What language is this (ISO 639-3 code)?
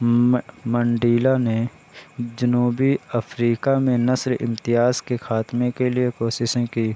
urd